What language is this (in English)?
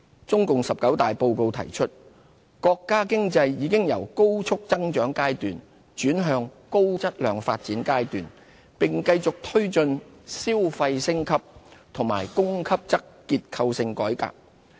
Cantonese